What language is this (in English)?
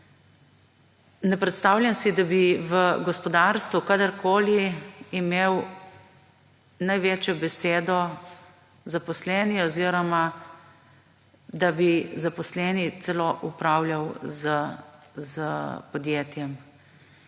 Slovenian